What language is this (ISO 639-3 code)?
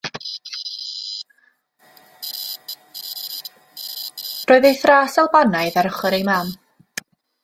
cym